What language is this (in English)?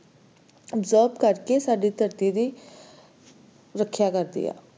Punjabi